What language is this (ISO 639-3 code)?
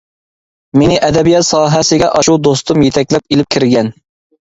uig